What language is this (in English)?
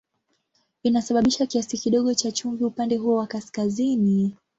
Swahili